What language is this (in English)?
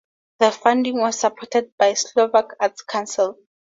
English